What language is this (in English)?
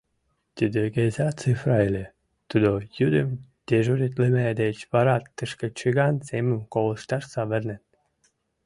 Mari